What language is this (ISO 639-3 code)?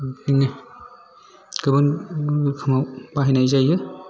brx